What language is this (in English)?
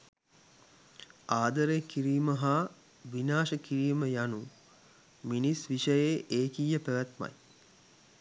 Sinhala